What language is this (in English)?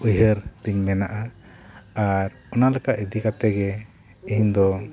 Santali